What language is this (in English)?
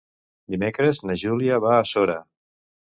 Catalan